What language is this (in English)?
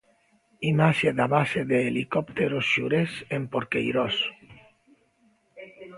Galician